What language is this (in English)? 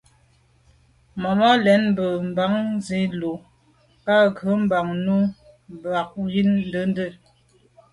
Medumba